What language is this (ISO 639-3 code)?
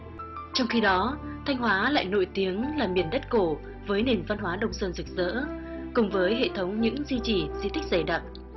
vie